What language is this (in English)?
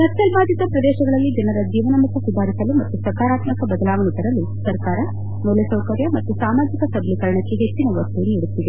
Kannada